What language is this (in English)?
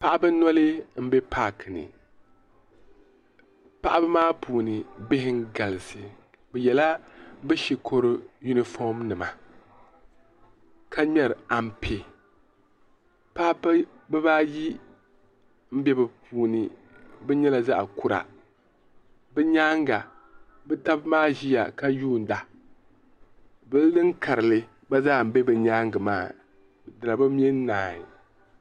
Dagbani